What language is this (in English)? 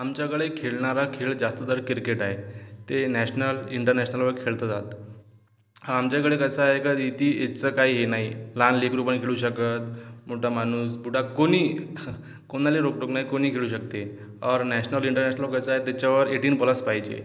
Marathi